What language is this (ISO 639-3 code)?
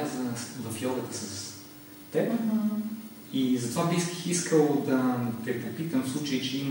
bul